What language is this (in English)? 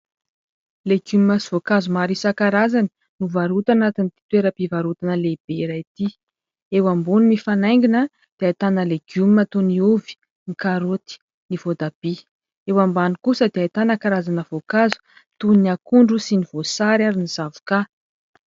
Malagasy